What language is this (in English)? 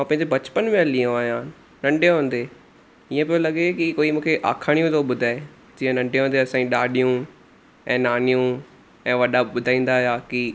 Sindhi